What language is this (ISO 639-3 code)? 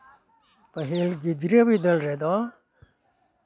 sat